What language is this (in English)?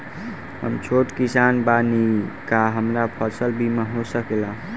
Bhojpuri